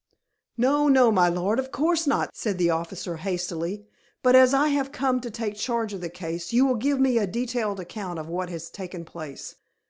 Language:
English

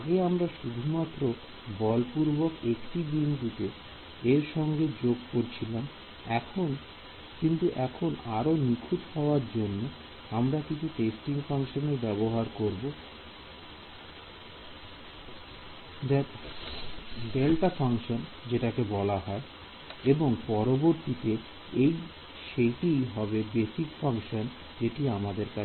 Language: Bangla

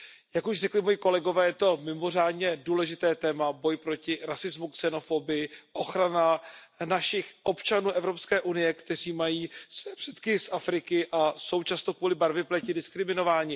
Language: Czech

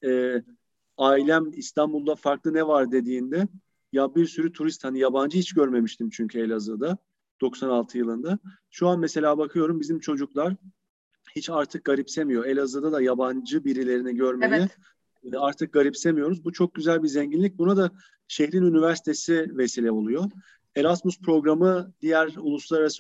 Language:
Turkish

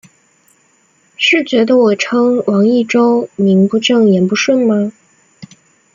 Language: Chinese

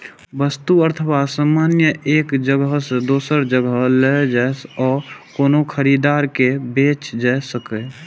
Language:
Maithili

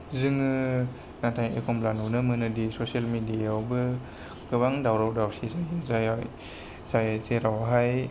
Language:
Bodo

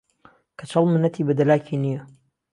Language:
Central Kurdish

